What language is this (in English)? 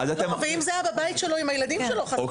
Hebrew